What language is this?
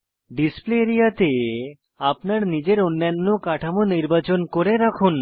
Bangla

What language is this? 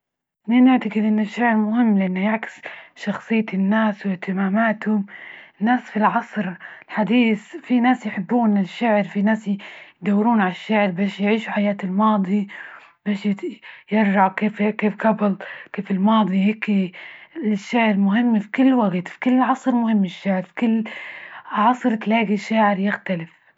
Libyan Arabic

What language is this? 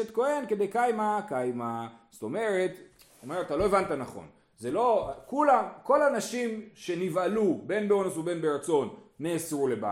Hebrew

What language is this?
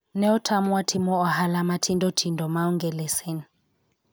Luo (Kenya and Tanzania)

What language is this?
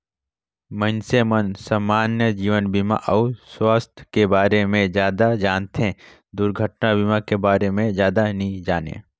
Chhattisgarhi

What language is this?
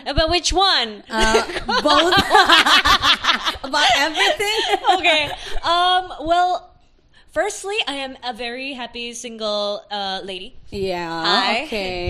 Indonesian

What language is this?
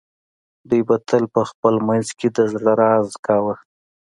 Pashto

